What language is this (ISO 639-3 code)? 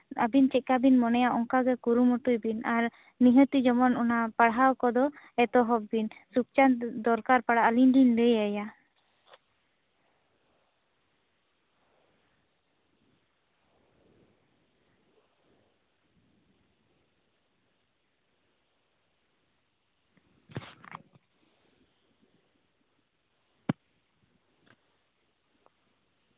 sat